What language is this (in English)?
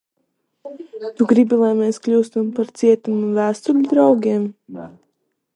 Latvian